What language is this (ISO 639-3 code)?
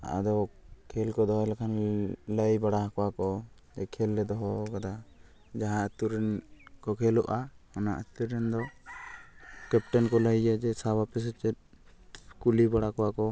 sat